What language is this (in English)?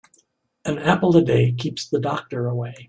English